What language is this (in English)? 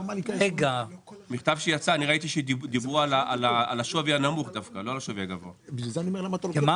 Hebrew